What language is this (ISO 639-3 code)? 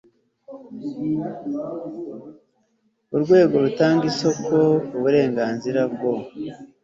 kin